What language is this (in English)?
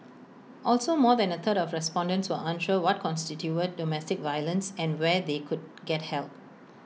English